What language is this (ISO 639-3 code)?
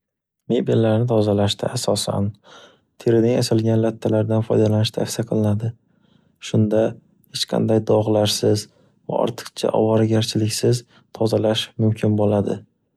uzb